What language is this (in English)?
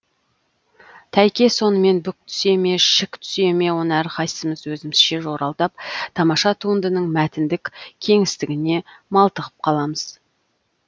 Kazakh